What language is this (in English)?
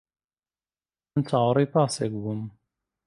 Central Kurdish